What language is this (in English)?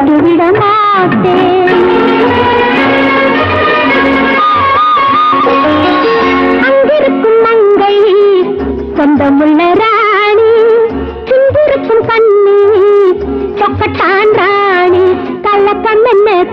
Tamil